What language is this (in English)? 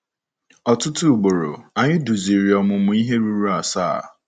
Igbo